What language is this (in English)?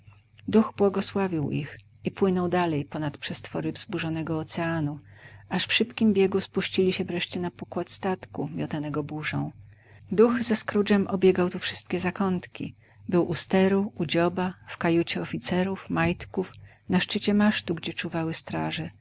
Polish